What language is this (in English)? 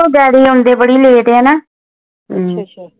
Punjabi